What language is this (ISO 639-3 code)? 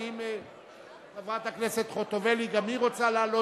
heb